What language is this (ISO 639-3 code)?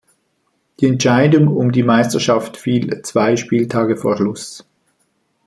deu